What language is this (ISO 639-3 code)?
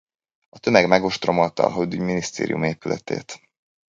hun